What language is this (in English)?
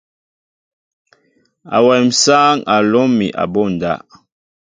Mbo (Cameroon)